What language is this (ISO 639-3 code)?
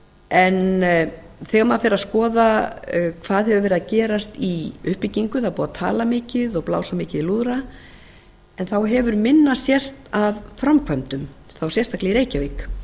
isl